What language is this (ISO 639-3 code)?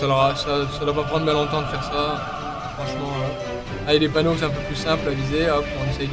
fra